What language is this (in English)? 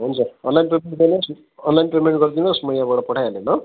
Nepali